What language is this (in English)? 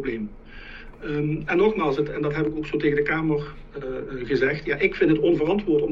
Dutch